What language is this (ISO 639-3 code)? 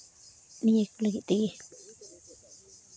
sat